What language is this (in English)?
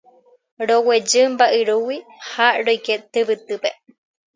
Guarani